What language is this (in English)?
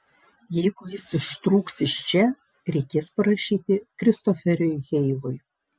Lithuanian